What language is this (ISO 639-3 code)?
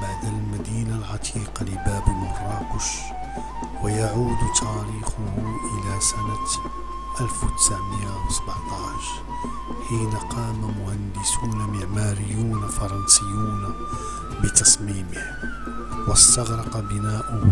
ara